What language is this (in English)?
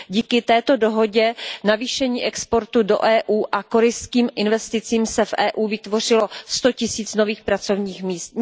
Czech